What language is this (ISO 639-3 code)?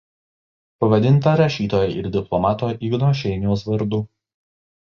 lit